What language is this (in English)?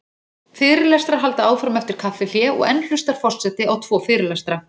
Icelandic